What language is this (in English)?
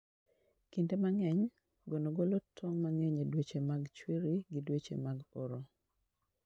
Luo (Kenya and Tanzania)